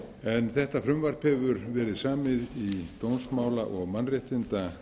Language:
Icelandic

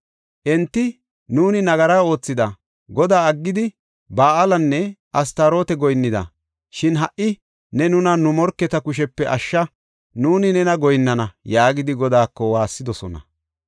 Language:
Gofa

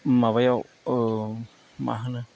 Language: Bodo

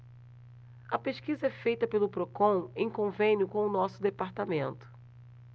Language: Portuguese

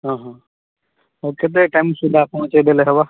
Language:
Odia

